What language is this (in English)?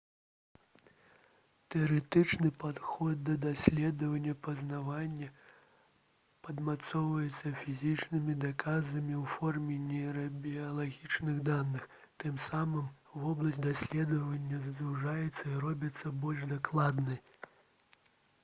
Belarusian